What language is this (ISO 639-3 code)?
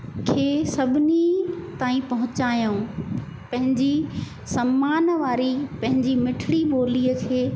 snd